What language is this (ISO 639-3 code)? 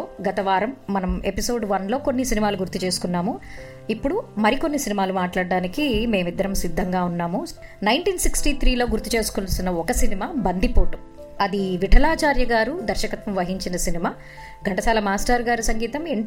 tel